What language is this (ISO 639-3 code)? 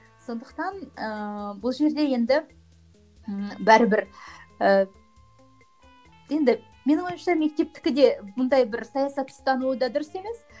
kaz